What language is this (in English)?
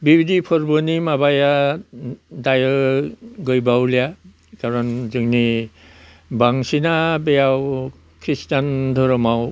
Bodo